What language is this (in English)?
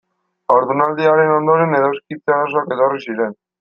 Basque